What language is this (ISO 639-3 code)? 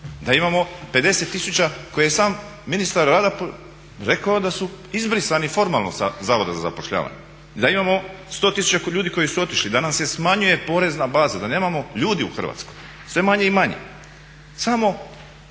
hrv